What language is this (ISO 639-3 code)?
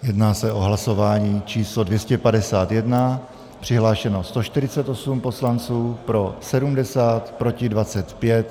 ces